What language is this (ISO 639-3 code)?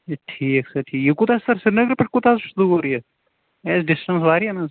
kas